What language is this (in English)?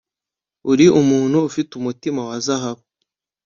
Kinyarwanda